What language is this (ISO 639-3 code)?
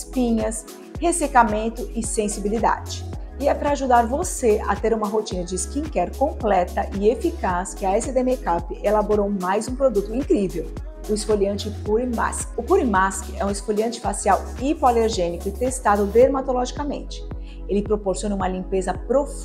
por